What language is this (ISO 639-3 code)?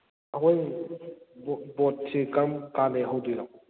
mni